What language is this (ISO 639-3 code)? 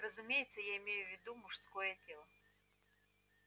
rus